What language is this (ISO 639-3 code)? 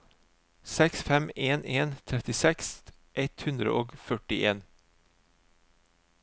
nor